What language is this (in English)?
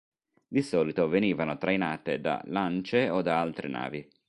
Italian